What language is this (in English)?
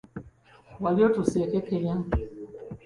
Ganda